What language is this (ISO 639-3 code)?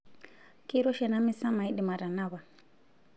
mas